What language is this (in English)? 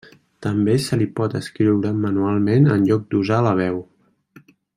Catalan